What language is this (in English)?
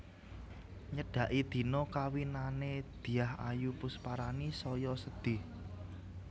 Javanese